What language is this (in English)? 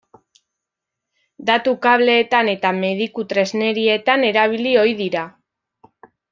Basque